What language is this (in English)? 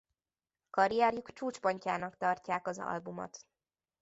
Hungarian